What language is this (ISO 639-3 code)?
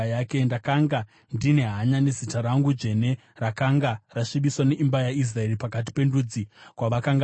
sna